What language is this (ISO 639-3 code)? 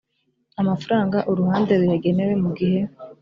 kin